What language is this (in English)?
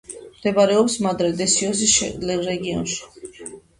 Georgian